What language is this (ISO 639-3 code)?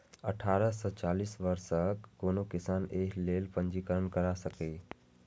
mai